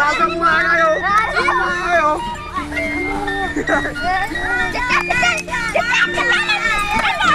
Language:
Indonesian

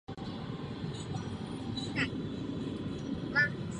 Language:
Czech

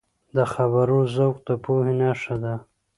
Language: Pashto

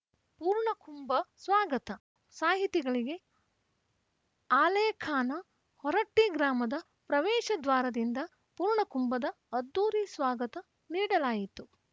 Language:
Kannada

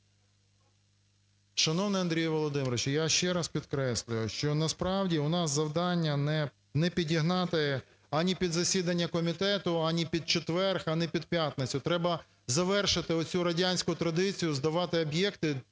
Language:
Ukrainian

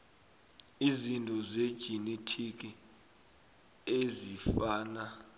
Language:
South Ndebele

